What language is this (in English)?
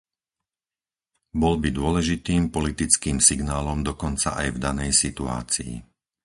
Slovak